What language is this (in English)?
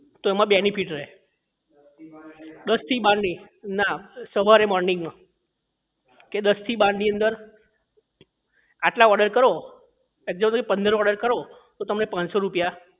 Gujarati